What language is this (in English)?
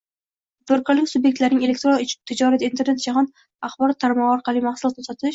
Uzbek